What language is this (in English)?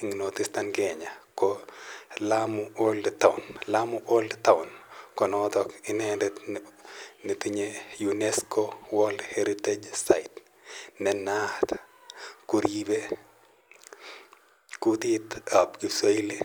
Kalenjin